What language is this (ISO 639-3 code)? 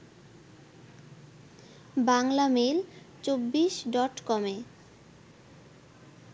ben